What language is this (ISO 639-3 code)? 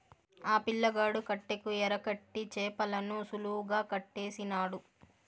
tel